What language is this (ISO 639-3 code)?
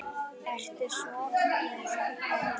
isl